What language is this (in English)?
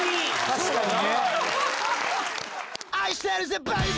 Japanese